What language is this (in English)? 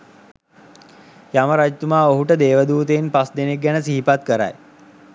Sinhala